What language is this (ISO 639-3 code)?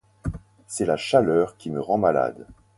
fra